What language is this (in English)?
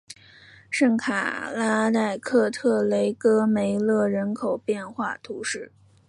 Chinese